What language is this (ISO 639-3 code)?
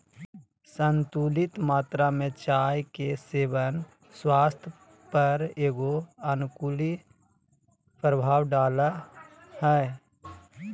mag